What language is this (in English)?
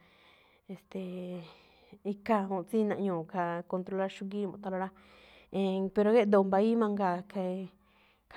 Malinaltepec Me'phaa